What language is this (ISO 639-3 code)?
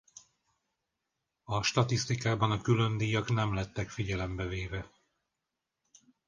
hun